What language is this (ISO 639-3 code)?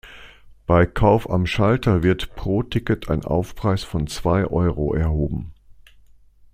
deu